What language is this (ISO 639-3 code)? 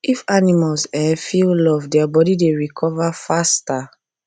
pcm